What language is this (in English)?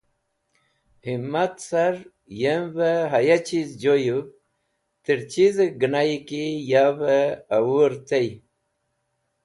Wakhi